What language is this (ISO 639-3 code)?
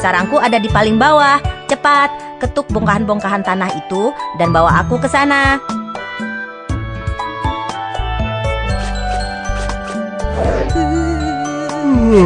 ind